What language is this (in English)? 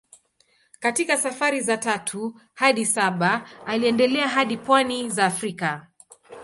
Swahili